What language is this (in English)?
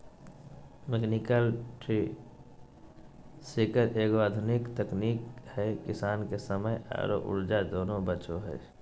Magahi